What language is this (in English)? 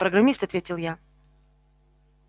Russian